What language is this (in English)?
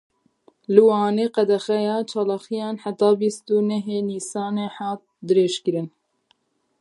Kurdish